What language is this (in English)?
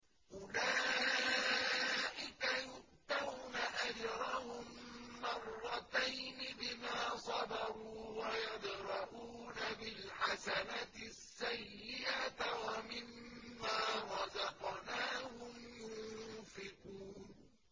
Arabic